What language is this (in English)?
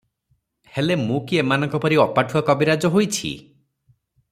Odia